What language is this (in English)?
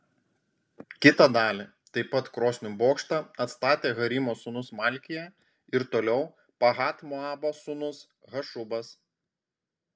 Lithuanian